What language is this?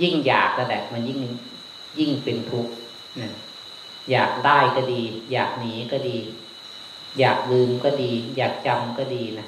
Thai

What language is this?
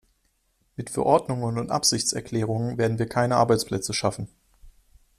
German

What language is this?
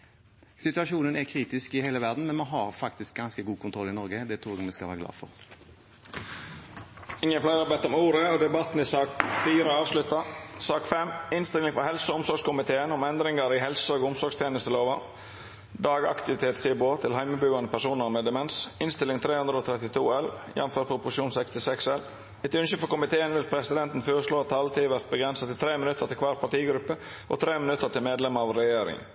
Norwegian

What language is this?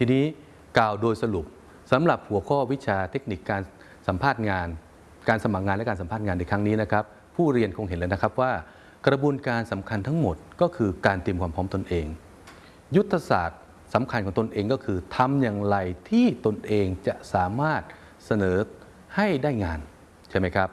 Thai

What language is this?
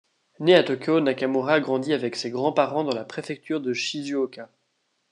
French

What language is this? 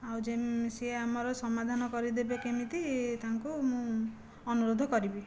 Odia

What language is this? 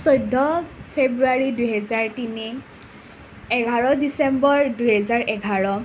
Assamese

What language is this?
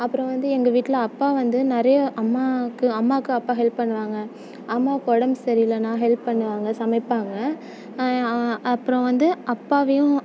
Tamil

